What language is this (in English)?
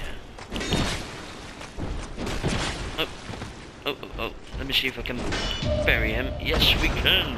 English